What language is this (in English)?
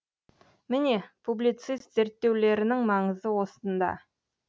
Kazakh